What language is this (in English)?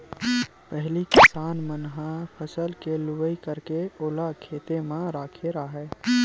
Chhattisgarhi